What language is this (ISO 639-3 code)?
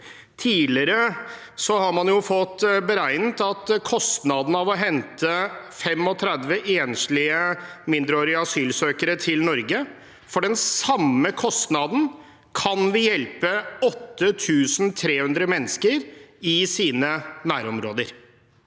nor